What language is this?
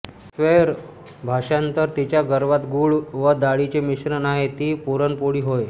Marathi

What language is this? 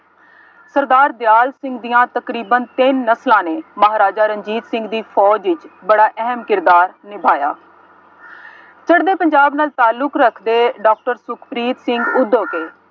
Punjabi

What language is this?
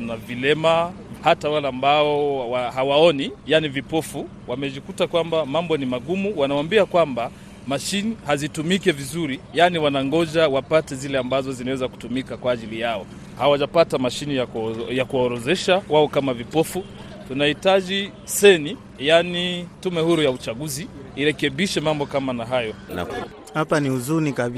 Swahili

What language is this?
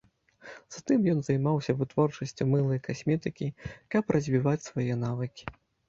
Belarusian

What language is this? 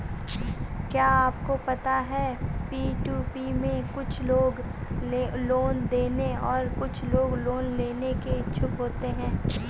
Hindi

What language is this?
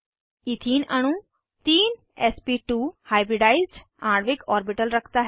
Hindi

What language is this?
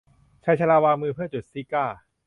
Thai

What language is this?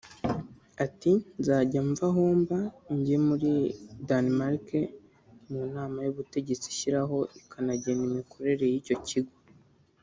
Kinyarwanda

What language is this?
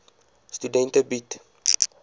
Afrikaans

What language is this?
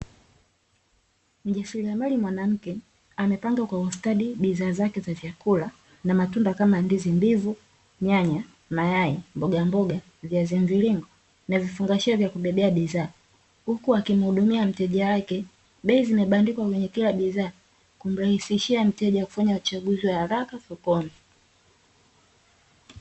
Swahili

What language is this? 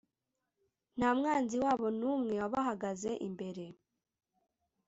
Kinyarwanda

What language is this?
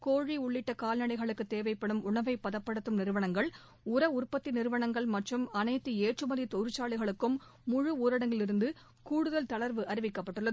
Tamil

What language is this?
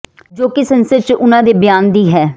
Punjabi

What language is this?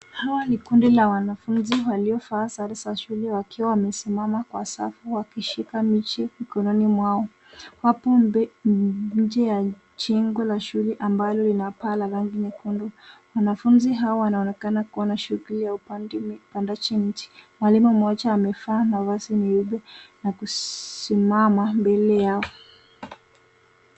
Swahili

